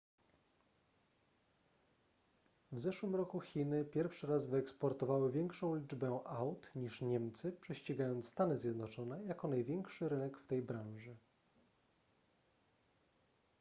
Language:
Polish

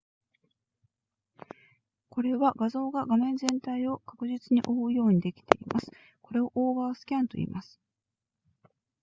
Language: Japanese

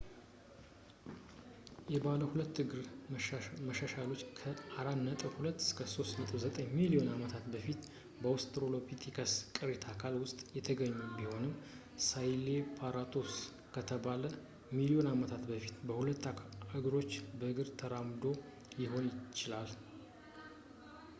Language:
Amharic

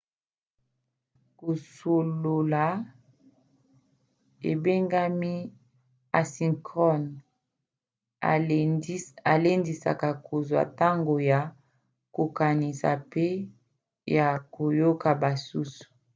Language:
Lingala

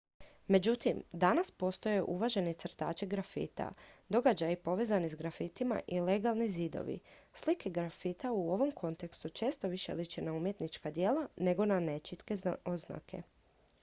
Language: Croatian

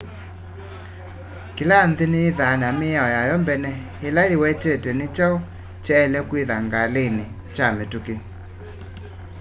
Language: Kamba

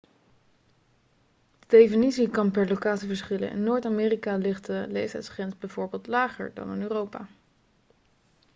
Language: Dutch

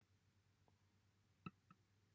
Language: Welsh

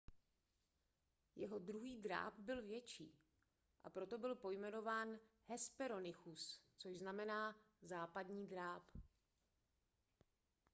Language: Czech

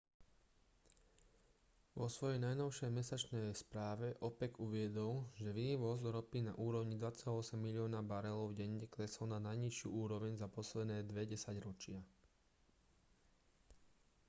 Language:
Slovak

